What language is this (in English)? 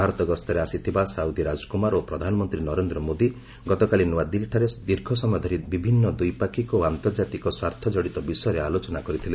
Odia